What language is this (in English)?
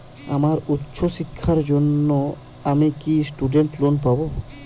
Bangla